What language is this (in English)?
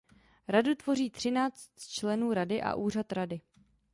Czech